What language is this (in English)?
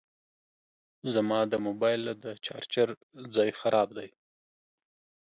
Pashto